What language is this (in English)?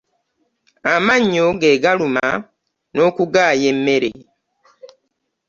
Ganda